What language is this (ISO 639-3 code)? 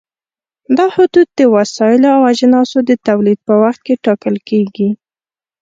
pus